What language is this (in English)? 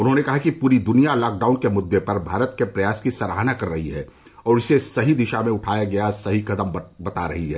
Hindi